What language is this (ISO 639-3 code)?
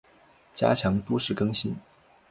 zho